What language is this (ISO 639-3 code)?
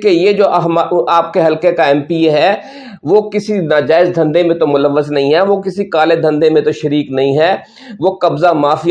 urd